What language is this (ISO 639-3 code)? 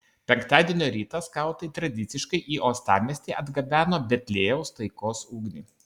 lit